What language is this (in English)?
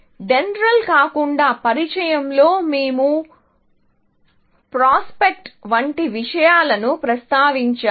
Telugu